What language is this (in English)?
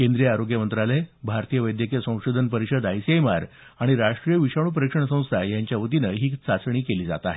Marathi